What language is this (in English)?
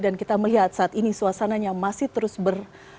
Indonesian